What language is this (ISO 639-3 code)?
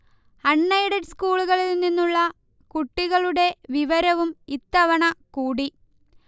mal